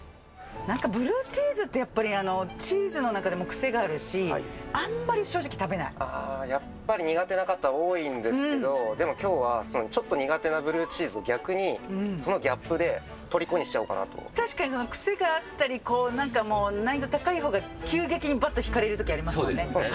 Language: Japanese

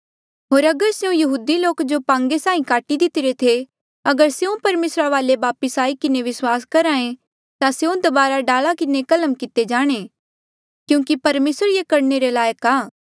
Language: Mandeali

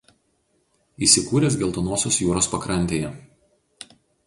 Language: Lithuanian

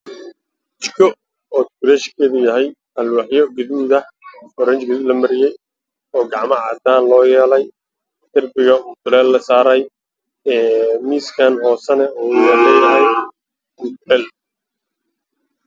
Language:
Somali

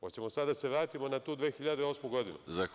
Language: Serbian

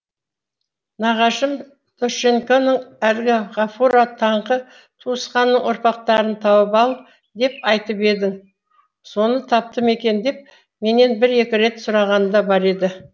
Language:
Kazakh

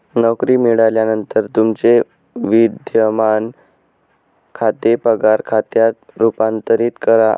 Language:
Marathi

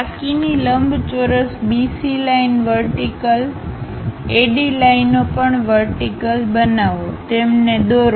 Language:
Gujarati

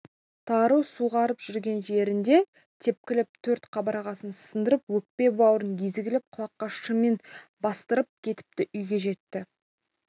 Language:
Kazakh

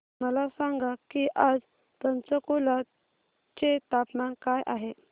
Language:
Marathi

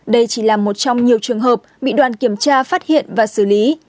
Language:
Vietnamese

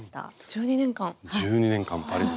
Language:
Japanese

